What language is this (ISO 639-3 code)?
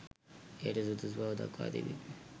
sin